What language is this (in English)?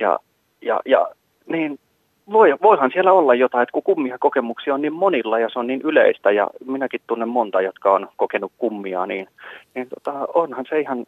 Finnish